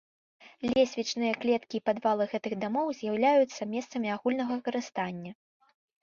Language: Belarusian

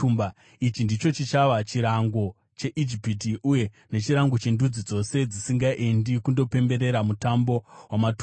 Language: Shona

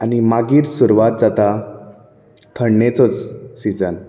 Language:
Konkani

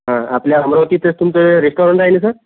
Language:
Marathi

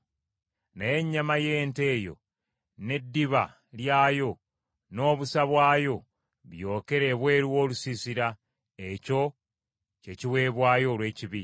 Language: Ganda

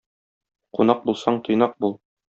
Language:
Tatar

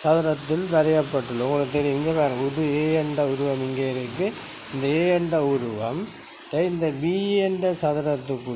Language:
Tamil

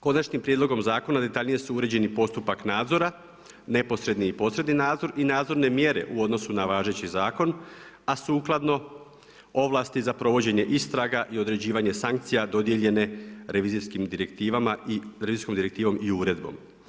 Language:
Croatian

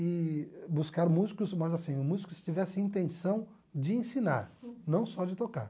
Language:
Portuguese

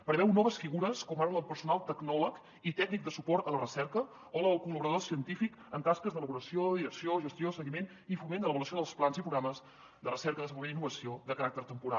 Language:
Catalan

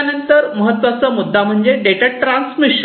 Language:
Marathi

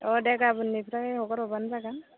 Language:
Bodo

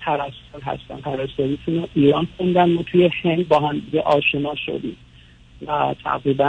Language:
Persian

